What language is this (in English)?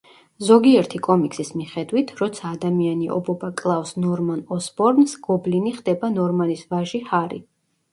Georgian